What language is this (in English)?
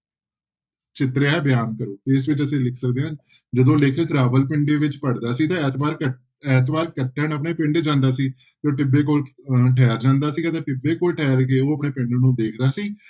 Punjabi